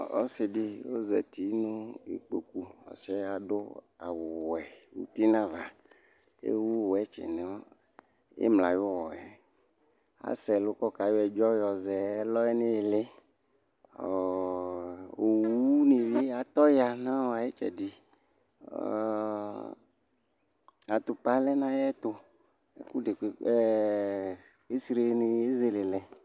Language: Ikposo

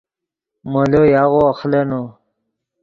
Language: Yidgha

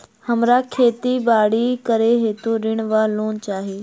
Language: Maithili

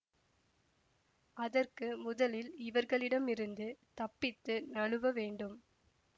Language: Tamil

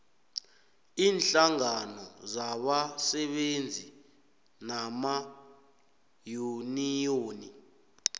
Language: South Ndebele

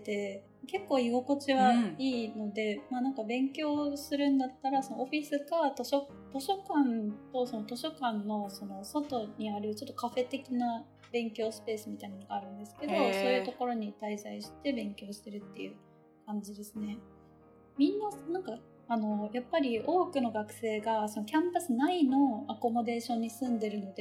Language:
Japanese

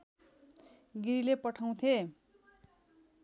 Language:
Nepali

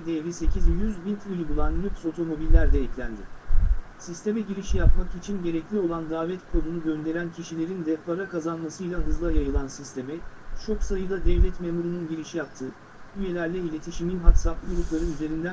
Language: Turkish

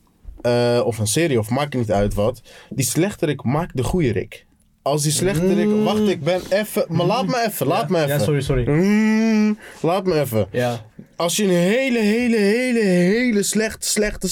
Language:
Dutch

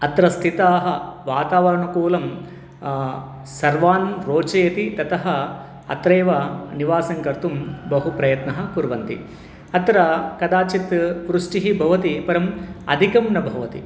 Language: Sanskrit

